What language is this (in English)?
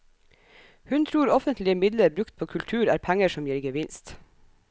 Norwegian